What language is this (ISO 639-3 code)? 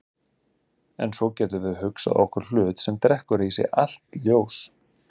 isl